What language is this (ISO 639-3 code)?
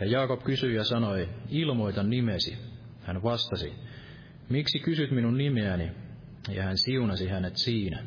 fin